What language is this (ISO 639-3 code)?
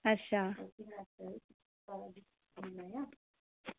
doi